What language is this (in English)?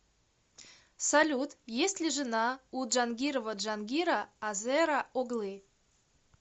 Russian